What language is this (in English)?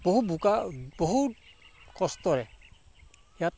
Assamese